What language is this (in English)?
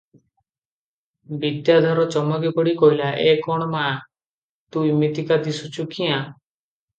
Odia